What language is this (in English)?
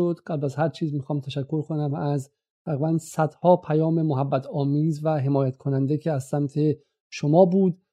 Persian